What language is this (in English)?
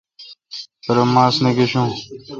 Kalkoti